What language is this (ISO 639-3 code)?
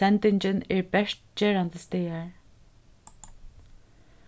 fao